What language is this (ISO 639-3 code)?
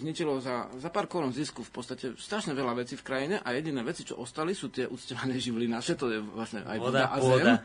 slk